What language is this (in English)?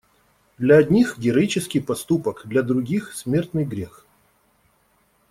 Russian